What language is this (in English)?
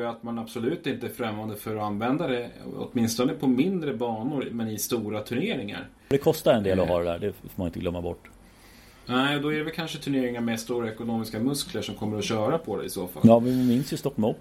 Swedish